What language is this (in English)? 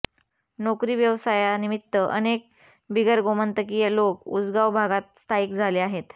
Marathi